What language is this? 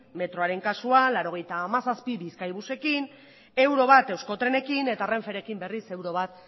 Basque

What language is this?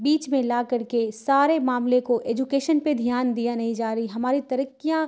Urdu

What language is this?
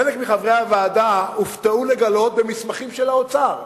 Hebrew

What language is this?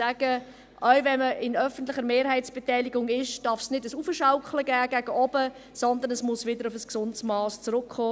Swiss German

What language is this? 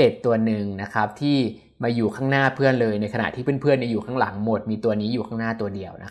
Thai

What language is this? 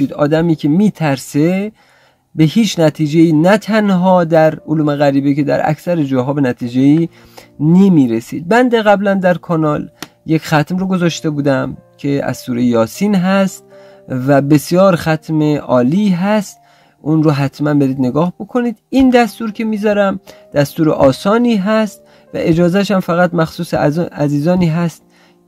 Persian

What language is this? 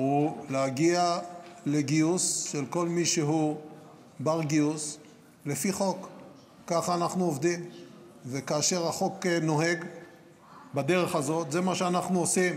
Hebrew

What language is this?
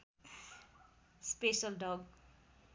Nepali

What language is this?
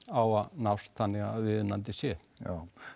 Icelandic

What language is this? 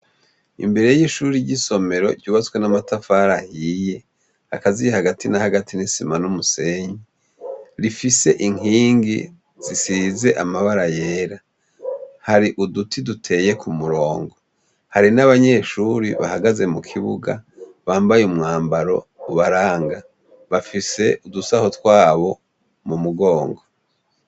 Rundi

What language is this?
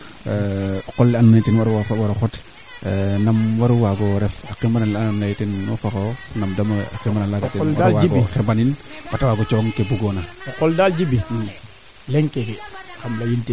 Serer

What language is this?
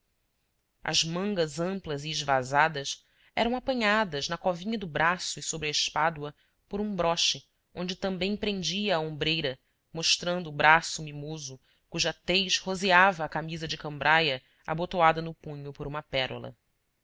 Portuguese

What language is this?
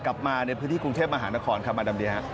Thai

